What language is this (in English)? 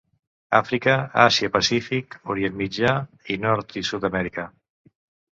Catalan